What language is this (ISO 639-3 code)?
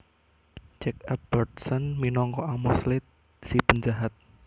jav